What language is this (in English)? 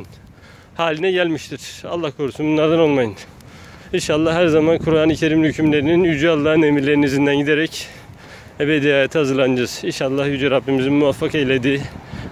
Turkish